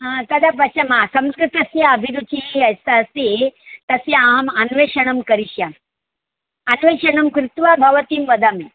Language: Sanskrit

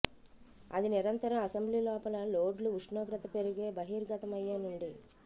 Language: Telugu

